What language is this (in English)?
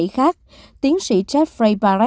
Vietnamese